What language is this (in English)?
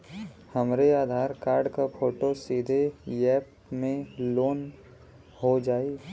Bhojpuri